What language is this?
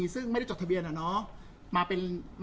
Thai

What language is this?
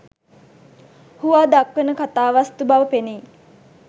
Sinhala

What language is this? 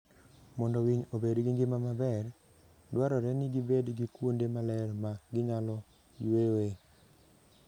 Luo (Kenya and Tanzania)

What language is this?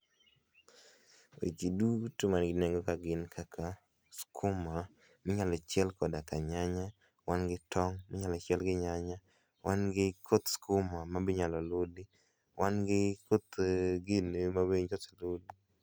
Luo (Kenya and Tanzania)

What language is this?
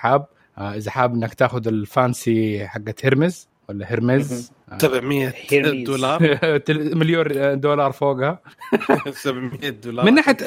Arabic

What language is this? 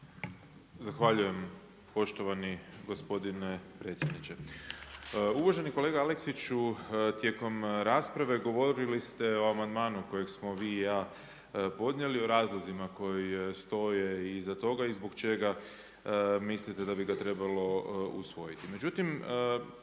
Croatian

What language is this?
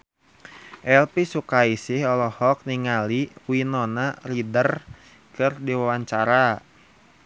Sundanese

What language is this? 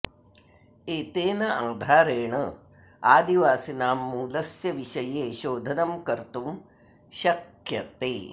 Sanskrit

